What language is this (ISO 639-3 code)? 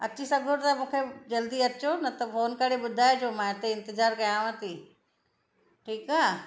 snd